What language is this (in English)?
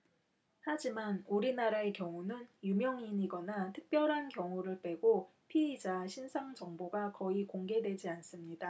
Korean